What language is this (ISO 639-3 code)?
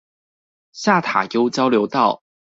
zho